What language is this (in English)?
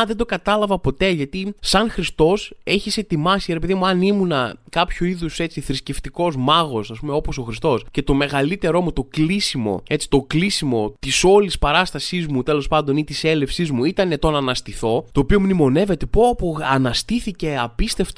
Greek